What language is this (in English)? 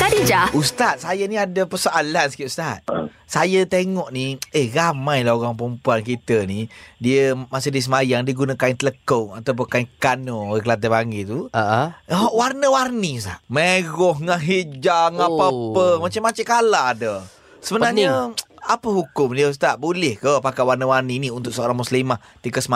Malay